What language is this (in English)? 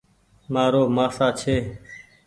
Goaria